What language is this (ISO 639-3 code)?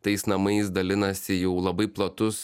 lit